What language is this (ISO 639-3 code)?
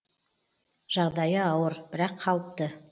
kaz